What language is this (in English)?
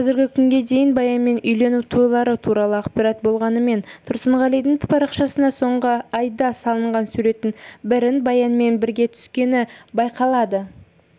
Kazakh